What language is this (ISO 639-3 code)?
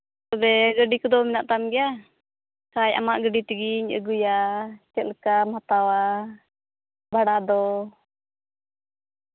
sat